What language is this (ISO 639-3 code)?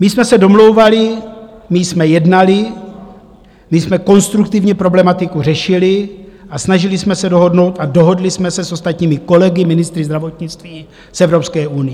ces